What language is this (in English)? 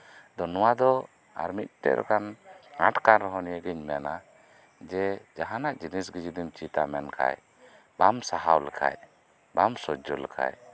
Santali